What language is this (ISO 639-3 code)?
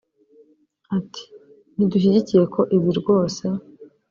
kin